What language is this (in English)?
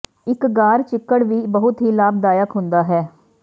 Punjabi